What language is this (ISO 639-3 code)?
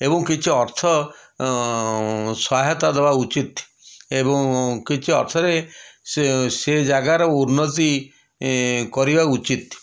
ori